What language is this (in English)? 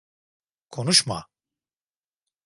Turkish